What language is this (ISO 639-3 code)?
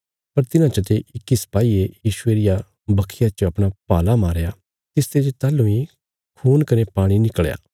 kfs